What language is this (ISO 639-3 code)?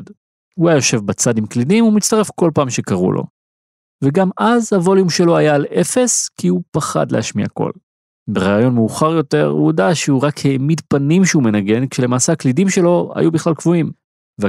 heb